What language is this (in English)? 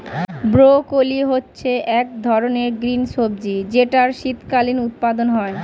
Bangla